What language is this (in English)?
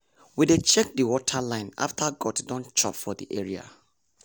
Nigerian Pidgin